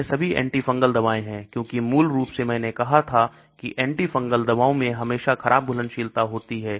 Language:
Hindi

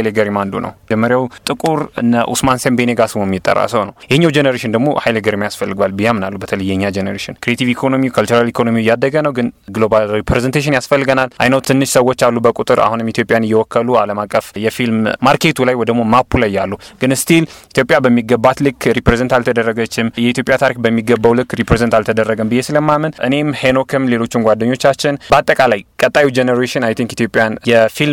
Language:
Amharic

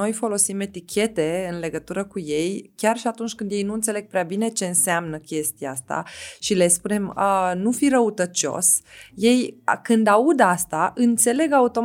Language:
Romanian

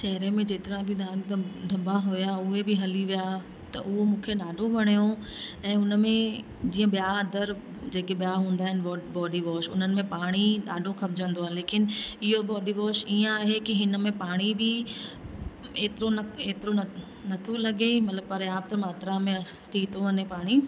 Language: Sindhi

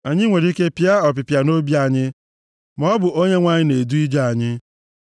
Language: Igbo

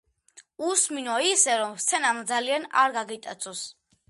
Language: Georgian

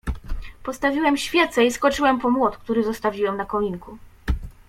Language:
Polish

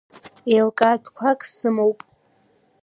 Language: Abkhazian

